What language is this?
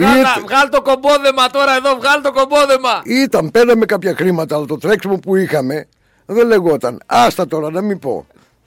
Greek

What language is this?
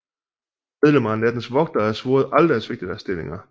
Danish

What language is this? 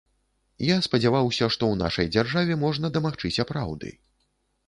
Belarusian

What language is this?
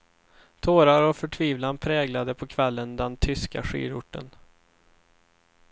Swedish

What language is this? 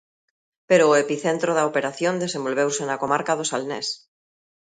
Galician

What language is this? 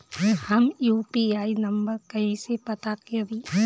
Bhojpuri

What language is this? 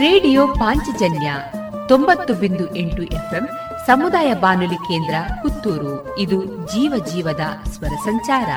Kannada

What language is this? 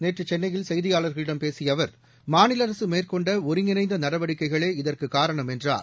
Tamil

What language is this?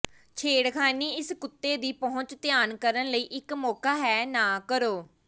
Punjabi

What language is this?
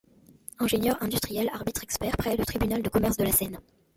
French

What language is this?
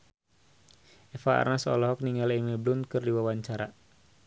Sundanese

